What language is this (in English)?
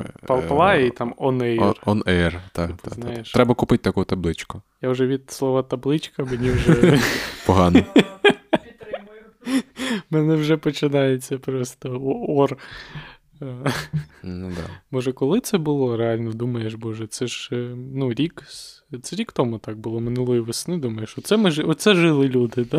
Ukrainian